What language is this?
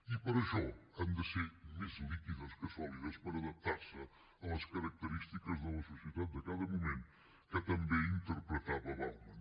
Catalan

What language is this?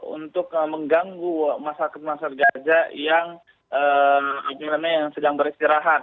Indonesian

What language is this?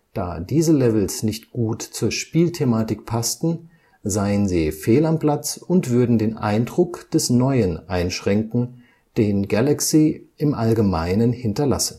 German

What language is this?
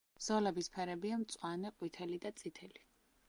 Georgian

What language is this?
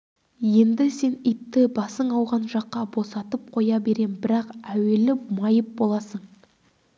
Kazakh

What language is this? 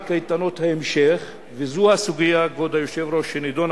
Hebrew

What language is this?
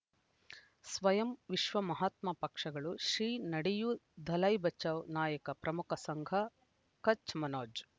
Kannada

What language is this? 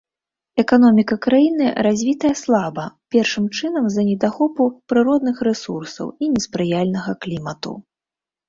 Belarusian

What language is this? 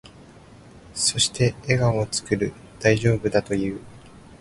Japanese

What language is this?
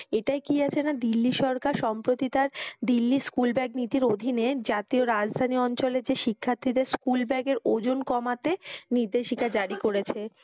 Bangla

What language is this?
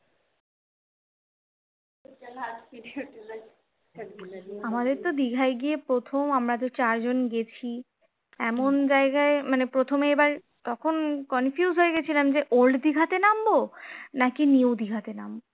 Bangla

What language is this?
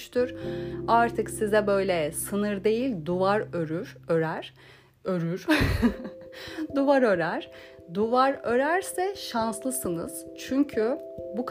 Turkish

